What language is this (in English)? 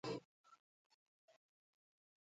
Igbo